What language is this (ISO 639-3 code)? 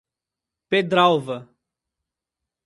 por